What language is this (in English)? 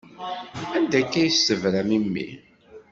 Kabyle